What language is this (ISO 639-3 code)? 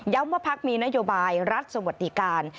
tha